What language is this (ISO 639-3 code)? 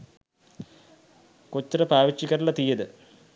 sin